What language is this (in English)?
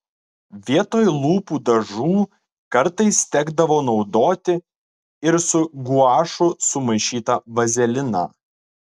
Lithuanian